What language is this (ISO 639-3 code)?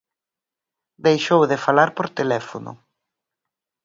glg